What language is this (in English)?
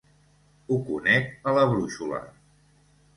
Catalan